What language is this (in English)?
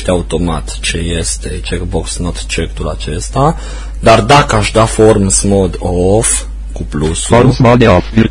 Romanian